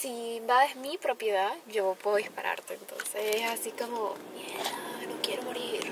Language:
Spanish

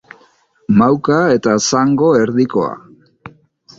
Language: Basque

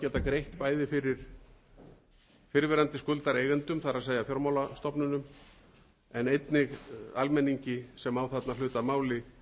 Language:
Icelandic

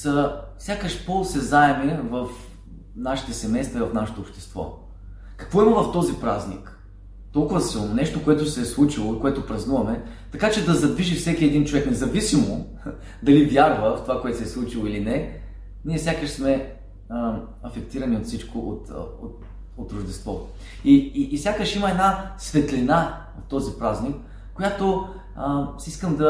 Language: Bulgarian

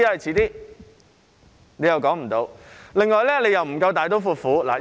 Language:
Cantonese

